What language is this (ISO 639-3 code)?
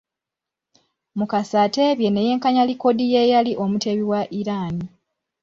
lug